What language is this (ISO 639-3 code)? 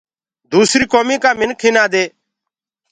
ggg